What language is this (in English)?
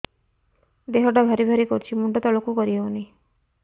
Odia